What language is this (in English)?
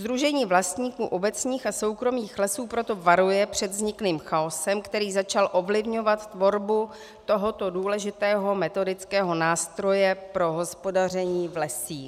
Czech